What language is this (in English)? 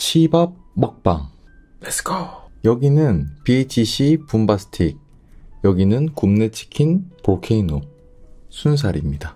Korean